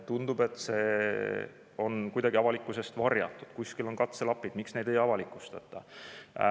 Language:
Estonian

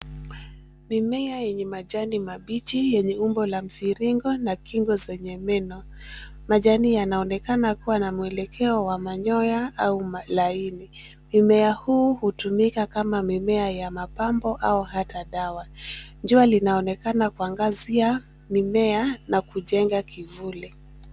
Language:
Swahili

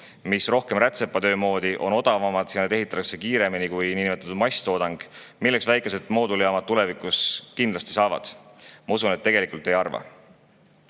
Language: Estonian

